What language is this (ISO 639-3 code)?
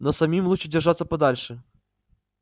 rus